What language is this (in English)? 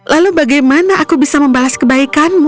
Indonesian